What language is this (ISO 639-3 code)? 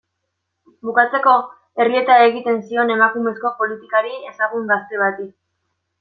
eus